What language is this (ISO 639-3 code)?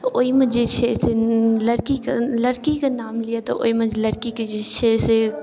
mai